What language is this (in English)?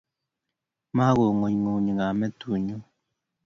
Kalenjin